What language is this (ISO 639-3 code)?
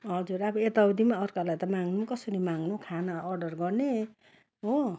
nep